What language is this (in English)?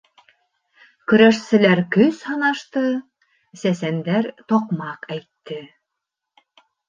Bashkir